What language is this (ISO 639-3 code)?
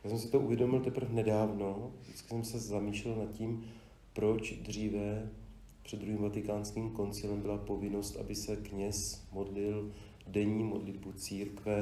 ces